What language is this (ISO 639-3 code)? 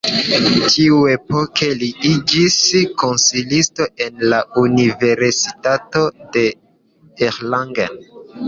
epo